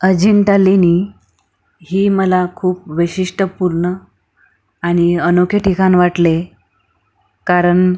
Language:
Marathi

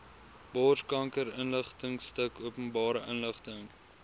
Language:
Afrikaans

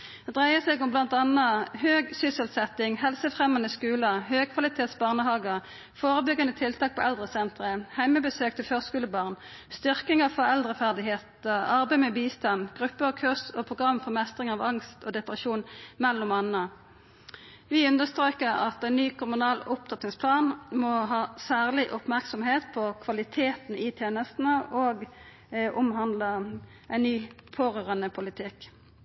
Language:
Norwegian Nynorsk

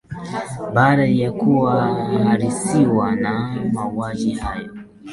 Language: Swahili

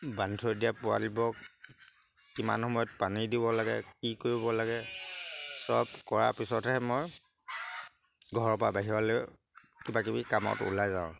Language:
Assamese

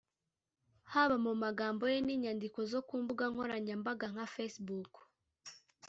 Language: Kinyarwanda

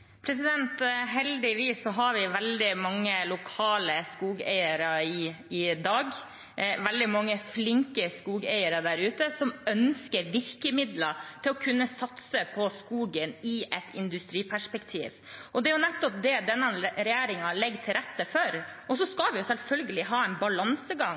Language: Norwegian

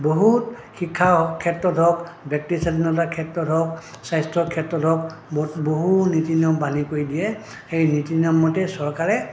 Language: Assamese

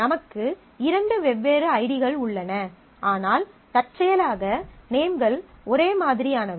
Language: Tamil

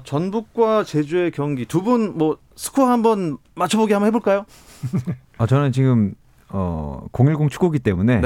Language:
Korean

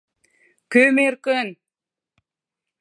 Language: Mari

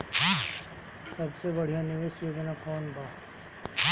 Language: Bhojpuri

